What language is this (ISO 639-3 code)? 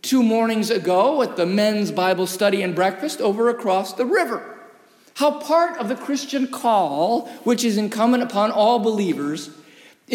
eng